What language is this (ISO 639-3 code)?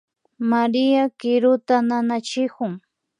qvi